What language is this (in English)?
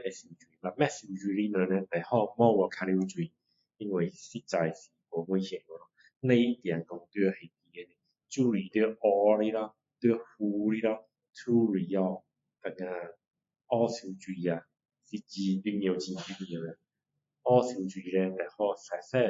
Min Dong Chinese